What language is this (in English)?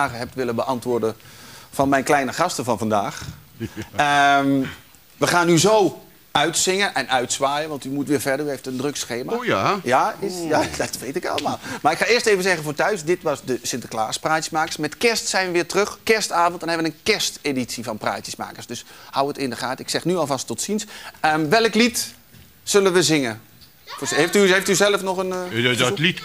Dutch